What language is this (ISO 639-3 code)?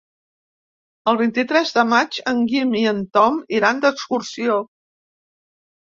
cat